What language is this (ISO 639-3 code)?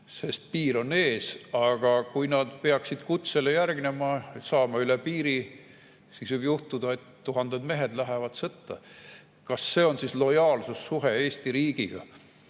est